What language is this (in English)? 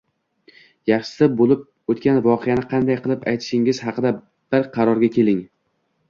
Uzbek